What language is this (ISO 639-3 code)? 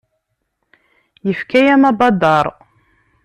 kab